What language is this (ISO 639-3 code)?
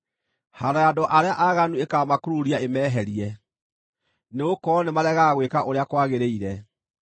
kik